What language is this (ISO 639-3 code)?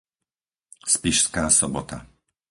slk